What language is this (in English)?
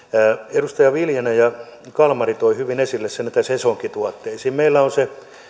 Finnish